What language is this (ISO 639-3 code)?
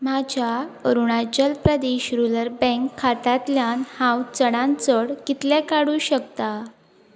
kok